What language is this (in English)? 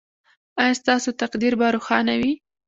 Pashto